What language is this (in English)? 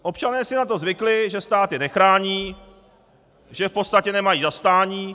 Czech